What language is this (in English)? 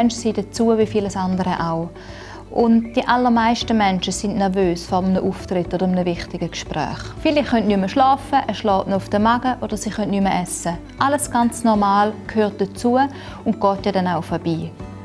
German